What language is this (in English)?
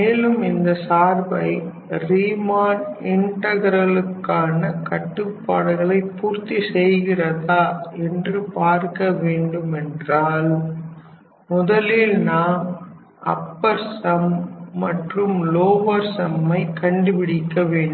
Tamil